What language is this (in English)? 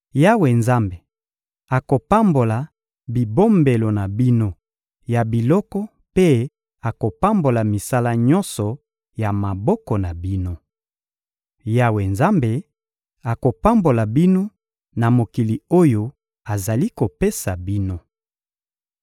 Lingala